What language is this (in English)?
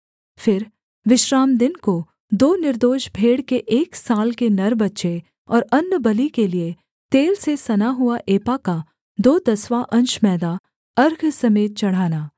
Hindi